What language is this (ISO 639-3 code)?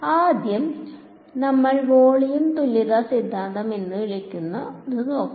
mal